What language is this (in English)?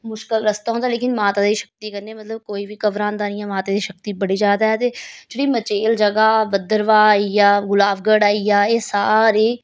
Dogri